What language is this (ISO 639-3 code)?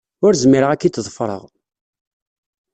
kab